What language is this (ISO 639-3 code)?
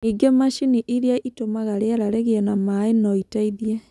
kik